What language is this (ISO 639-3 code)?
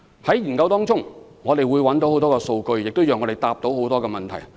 yue